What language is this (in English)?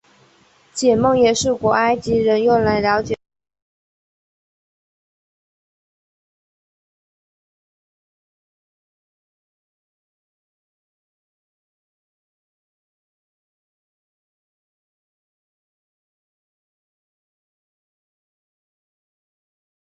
Chinese